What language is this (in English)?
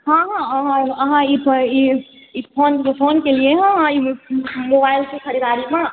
Maithili